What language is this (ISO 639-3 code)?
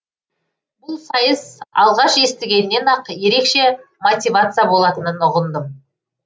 kaz